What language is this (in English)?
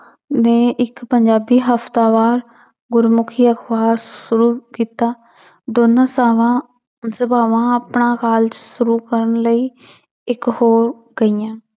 Punjabi